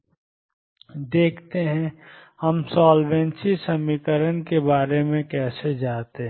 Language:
Hindi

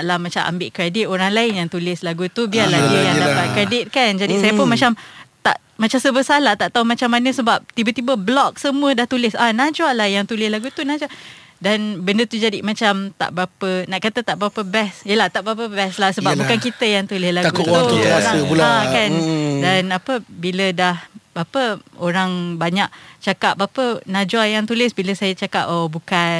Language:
Malay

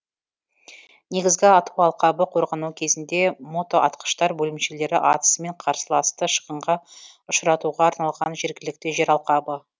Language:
Kazakh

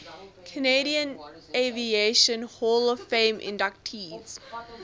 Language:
English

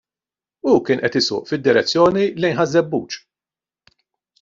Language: Maltese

